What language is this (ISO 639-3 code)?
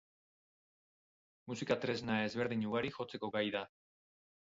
eus